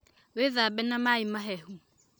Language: Kikuyu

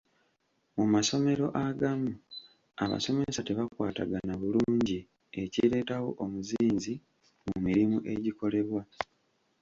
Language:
Ganda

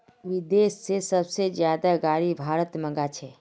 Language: Magahi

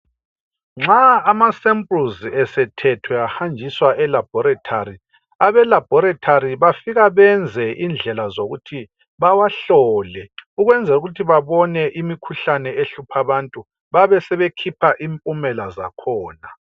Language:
North Ndebele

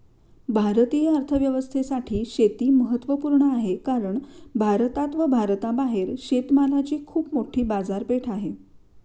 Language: Marathi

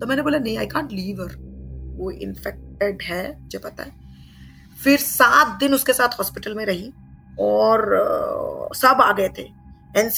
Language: Hindi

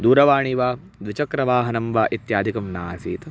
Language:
Sanskrit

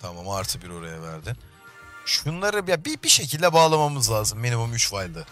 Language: Turkish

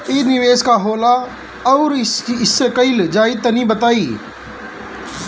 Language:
Bhojpuri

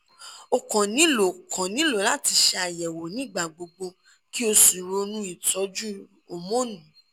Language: Yoruba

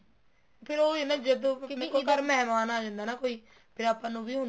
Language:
Punjabi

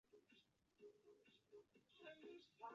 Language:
Chinese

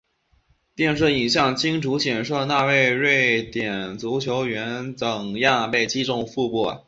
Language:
Chinese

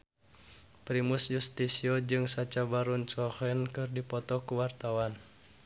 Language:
Sundanese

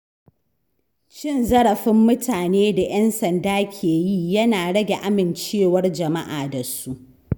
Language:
Hausa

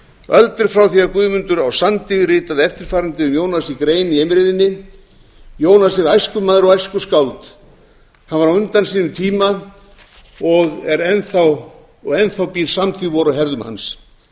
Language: Icelandic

